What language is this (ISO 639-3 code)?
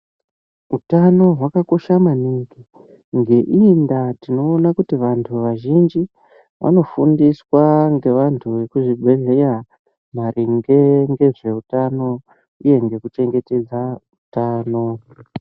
ndc